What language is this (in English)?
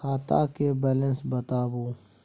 Maithili